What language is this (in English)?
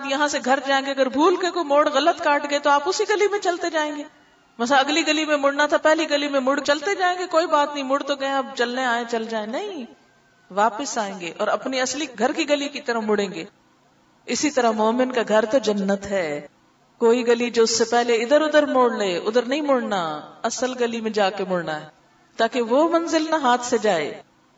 Urdu